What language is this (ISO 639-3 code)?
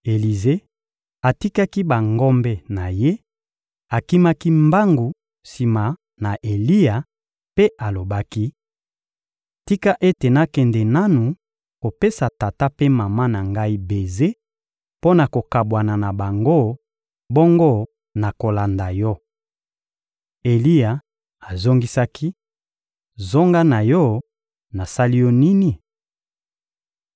lin